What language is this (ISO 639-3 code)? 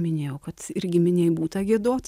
lit